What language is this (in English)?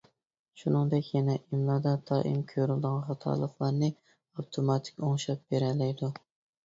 Uyghur